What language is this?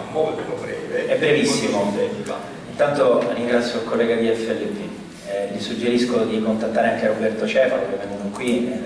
Italian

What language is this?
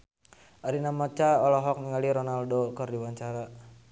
Sundanese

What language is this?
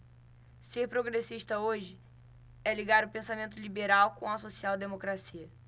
Portuguese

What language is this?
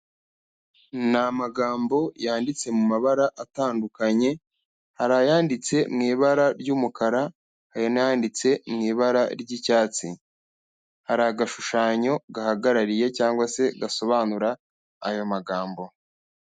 Kinyarwanda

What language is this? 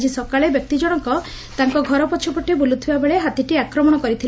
Odia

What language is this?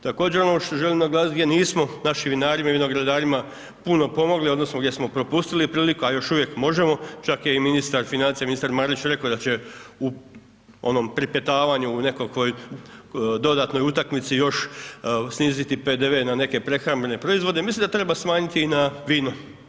Croatian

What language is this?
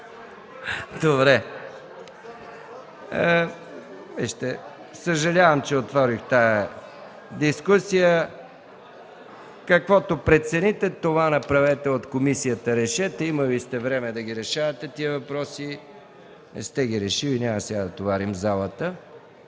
Bulgarian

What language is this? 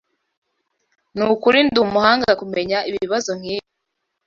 Kinyarwanda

